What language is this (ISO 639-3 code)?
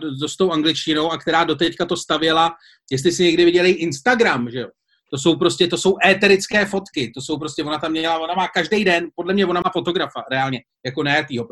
ces